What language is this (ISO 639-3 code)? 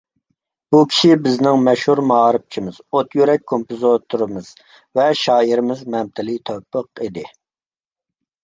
uig